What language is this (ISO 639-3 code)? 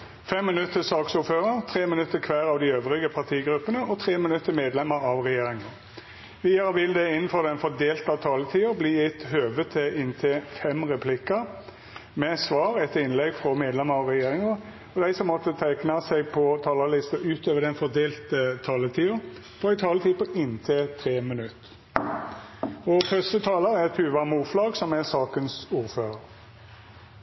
nor